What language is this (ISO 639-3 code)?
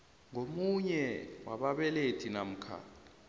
nbl